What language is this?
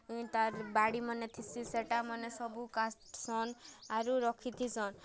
Odia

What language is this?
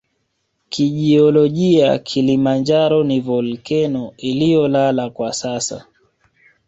Swahili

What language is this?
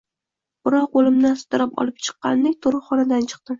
Uzbek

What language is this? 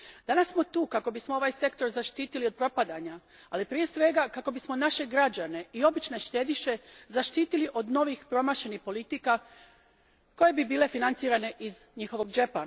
Croatian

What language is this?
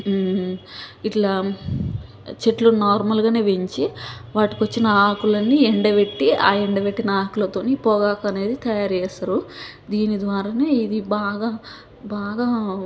Telugu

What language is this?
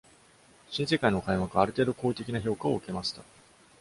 Japanese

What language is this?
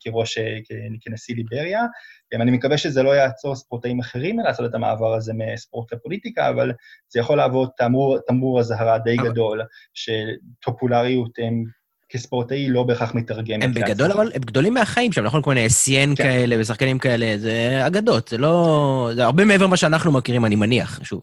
Hebrew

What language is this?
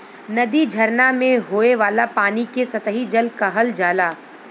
Bhojpuri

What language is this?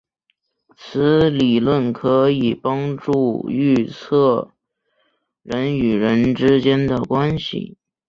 Chinese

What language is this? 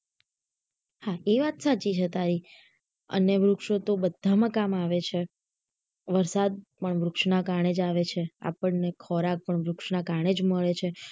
Gujarati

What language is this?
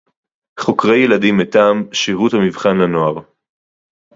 Hebrew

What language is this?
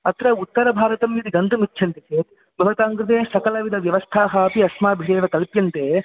Sanskrit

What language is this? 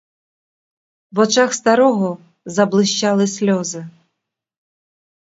Ukrainian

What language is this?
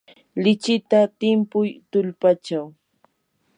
Yanahuanca Pasco Quechua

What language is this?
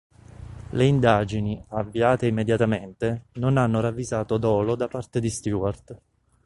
Italian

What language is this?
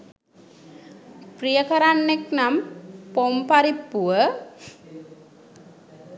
Sinhala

